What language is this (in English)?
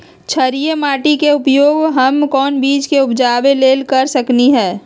Magahi